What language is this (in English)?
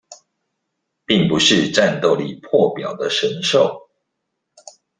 Chinese